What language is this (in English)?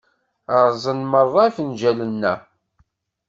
Kabyle